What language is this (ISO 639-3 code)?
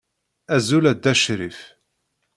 kab